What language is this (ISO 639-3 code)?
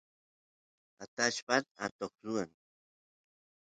qus